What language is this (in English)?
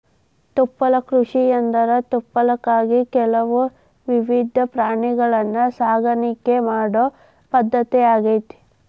Kannada